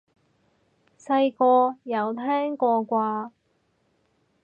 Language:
Cantonese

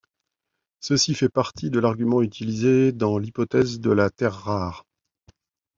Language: French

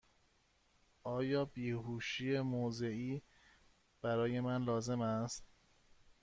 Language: Persian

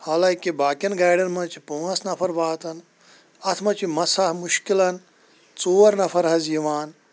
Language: Kashmiri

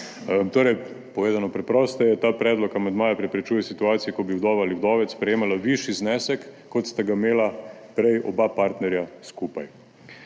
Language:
Slovenian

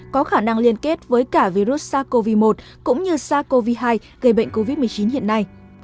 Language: Vietnamese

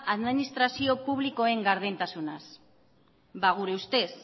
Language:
Basque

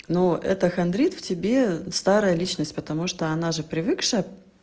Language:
Russian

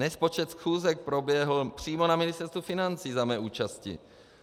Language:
Czech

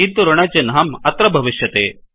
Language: Sanskrit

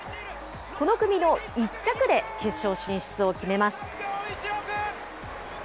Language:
Japanese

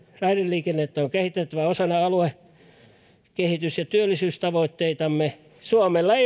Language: Finnish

